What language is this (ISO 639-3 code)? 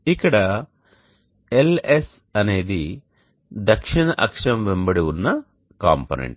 tel